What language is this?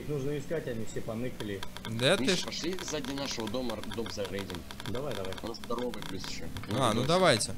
Russian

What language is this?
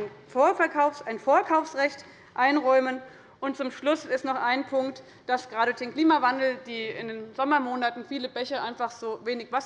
German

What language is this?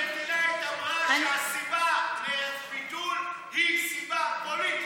Hebrew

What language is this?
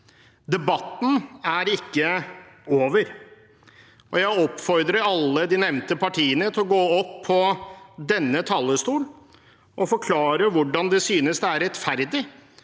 Norwegian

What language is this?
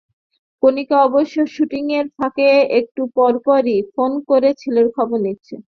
Bangla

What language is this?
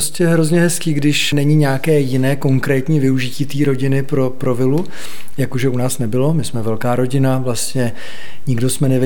Czech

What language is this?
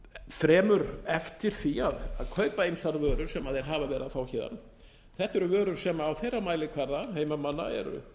Icelandic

